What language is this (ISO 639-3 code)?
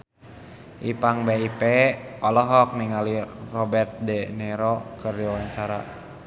sun